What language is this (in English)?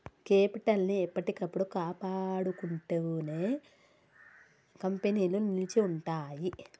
Telugu